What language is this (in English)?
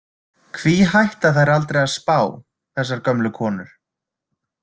Icelandic